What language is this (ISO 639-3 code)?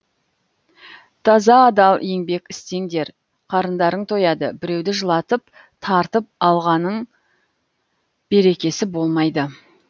kaz